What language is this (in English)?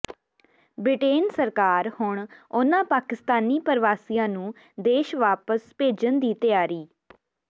Punjabi